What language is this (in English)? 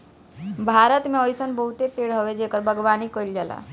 Bhojpuri